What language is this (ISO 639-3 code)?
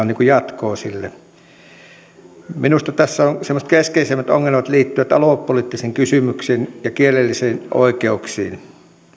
fin